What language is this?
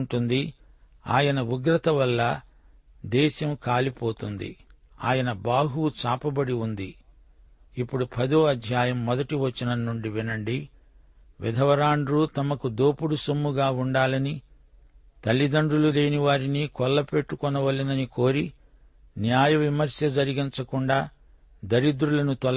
Telugu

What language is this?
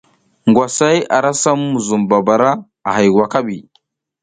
South Giziga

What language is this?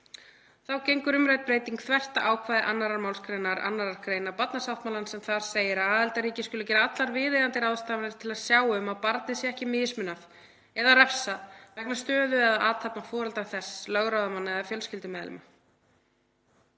Icelandic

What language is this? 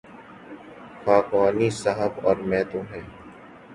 Urdu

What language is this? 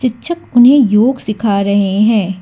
Hindi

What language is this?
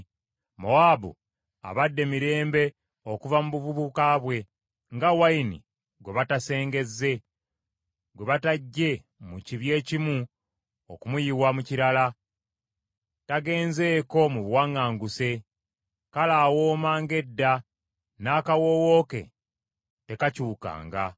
Ganda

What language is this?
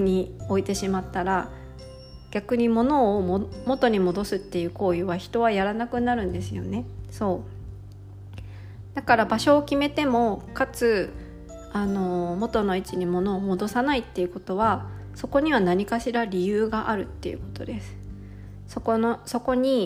Japanese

